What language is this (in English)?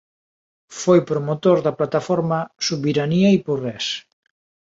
Galician